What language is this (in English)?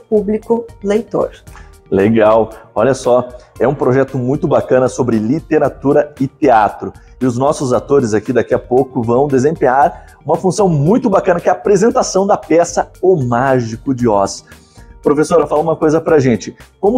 Portuguese